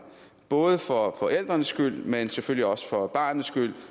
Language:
Danish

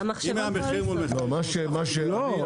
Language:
Hebrew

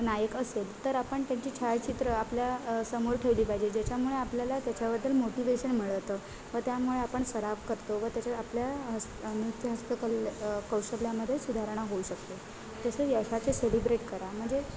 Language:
Marathi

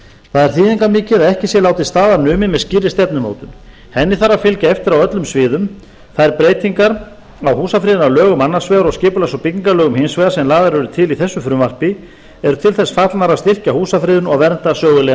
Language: Icelandic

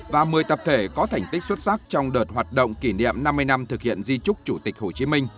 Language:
Vietnamese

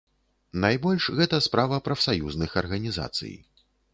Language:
Belarusian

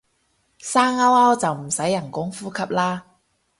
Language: Cantonese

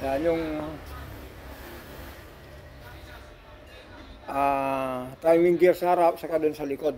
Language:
Filipino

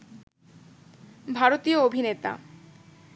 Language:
Bangla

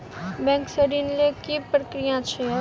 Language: Maithili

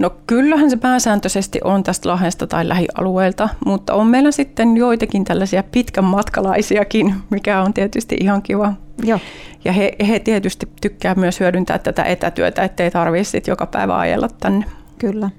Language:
Finnish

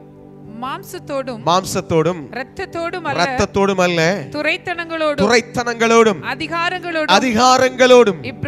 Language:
Hindi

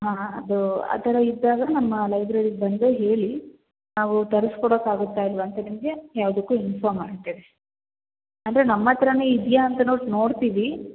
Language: Kannada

